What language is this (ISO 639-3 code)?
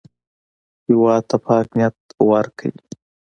pus